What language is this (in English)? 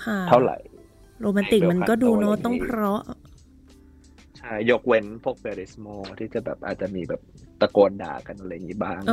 Thai